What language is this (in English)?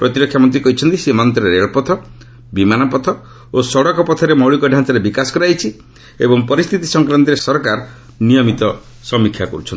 Odia